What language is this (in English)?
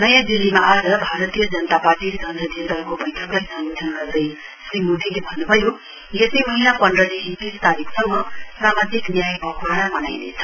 Nepali